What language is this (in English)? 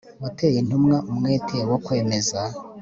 Kinyarwanda